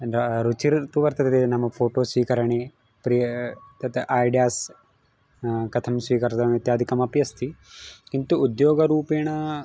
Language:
Sanskrit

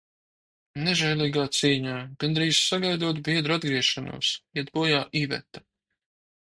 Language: Latvian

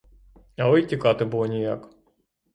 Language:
Ukrainian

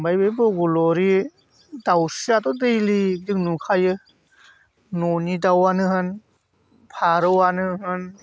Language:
Bodo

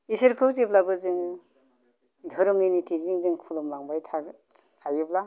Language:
Bodo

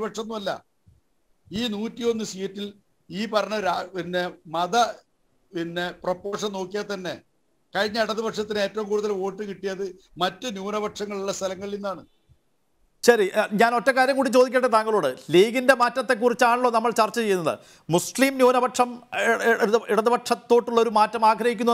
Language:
Turkish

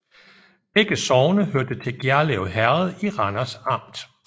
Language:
Danish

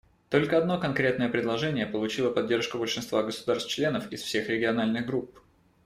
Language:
Russian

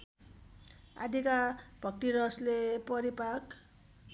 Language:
Nepali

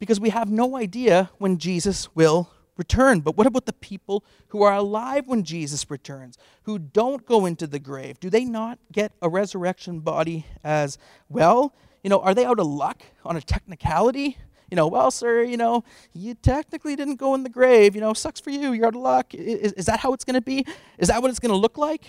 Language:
English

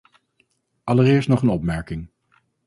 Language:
Dutch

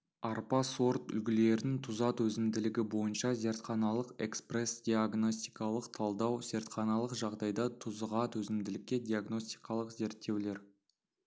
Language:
Kazakh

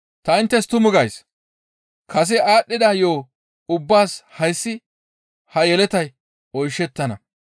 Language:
Gamo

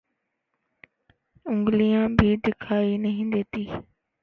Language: Urdu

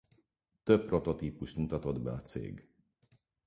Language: Hungarian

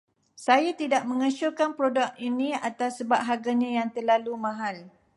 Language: Malay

